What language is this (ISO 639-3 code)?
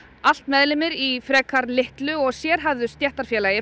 isl